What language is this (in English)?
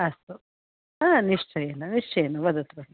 Sanskrit